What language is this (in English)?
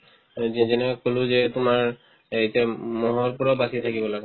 Assamese